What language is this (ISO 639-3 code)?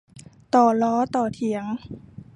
tha